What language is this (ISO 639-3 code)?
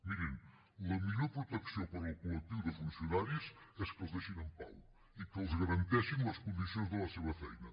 cat